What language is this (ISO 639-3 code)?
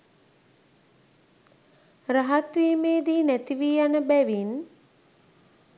sin